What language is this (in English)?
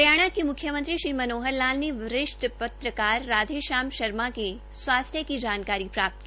Hindi